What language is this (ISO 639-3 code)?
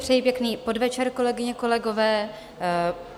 ces